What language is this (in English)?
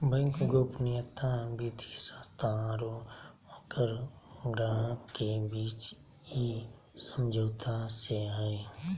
Magahi